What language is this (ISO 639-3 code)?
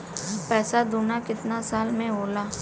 bho